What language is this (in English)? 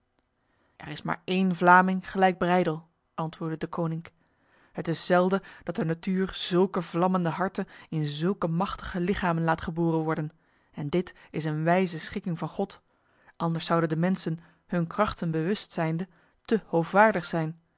Dutch